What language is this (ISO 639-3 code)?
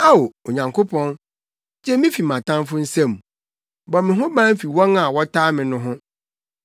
aka